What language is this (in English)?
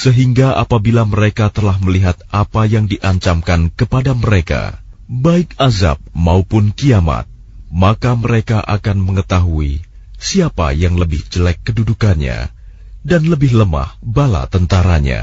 Arabic